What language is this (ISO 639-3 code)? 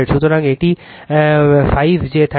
ben